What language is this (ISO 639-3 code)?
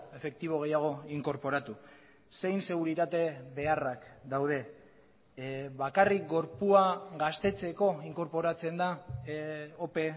eus